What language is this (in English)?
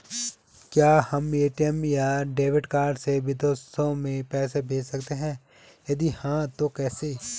Hindi